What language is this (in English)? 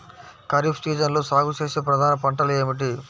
Telugu